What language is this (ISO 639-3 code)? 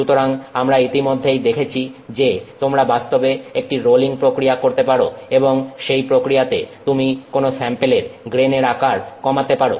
ben